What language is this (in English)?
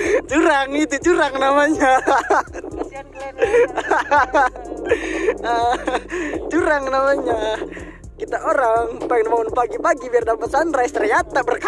Indonesian